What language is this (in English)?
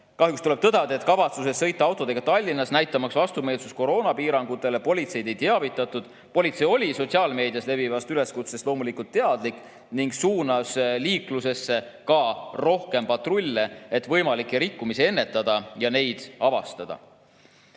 Estonian